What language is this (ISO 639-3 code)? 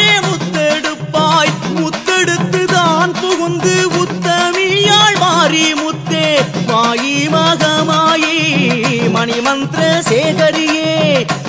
tam